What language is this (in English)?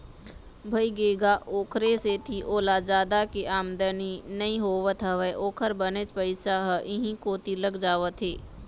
Chhattisgarhi